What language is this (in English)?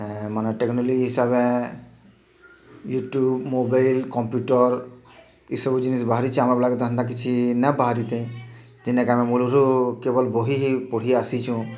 Odia